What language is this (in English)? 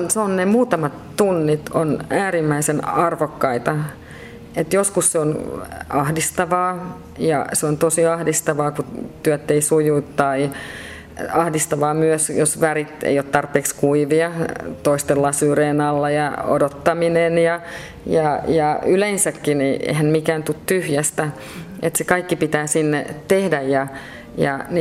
Finnish